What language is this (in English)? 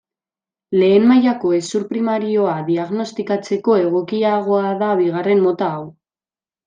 Basque